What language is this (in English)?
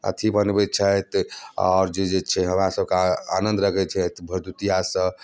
Maithili